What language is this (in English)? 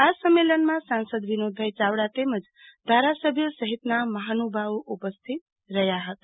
Gujarati